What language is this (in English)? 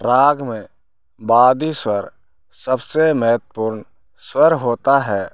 Hindi